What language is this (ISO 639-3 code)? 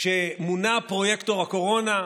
heb